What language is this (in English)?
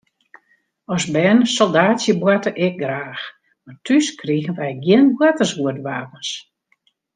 Western Frisian